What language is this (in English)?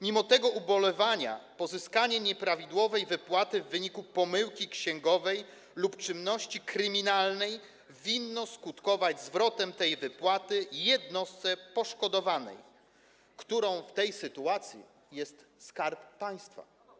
Polish